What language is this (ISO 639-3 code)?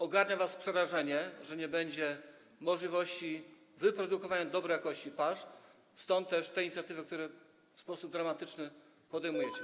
pol